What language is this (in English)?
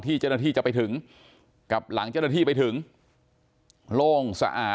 Thai